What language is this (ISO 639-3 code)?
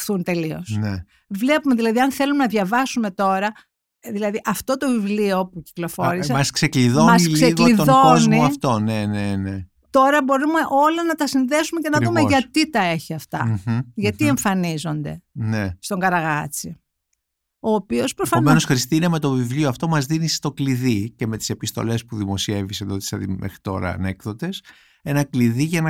ell